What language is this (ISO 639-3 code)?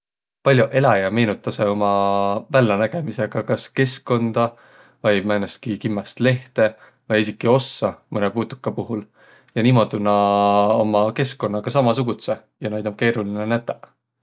vro